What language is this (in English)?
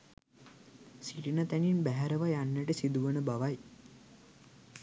Sinhala